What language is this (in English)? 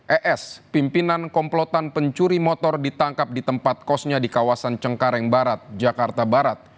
Indonesian